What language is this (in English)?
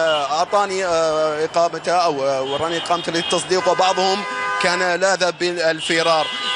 Arabic